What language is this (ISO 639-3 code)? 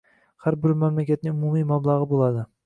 uzb